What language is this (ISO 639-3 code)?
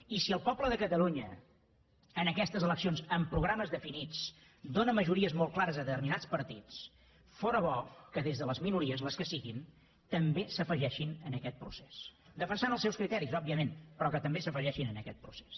cat